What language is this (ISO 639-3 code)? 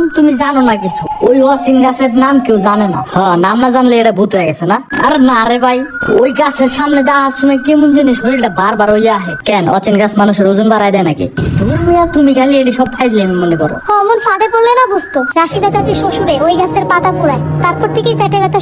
tur